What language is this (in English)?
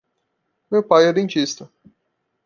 Portuguese